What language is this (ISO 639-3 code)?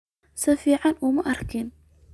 som